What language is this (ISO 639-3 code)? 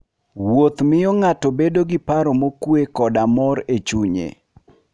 luo